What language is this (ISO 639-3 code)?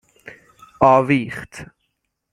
fas